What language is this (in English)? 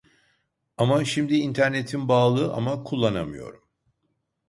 Turkish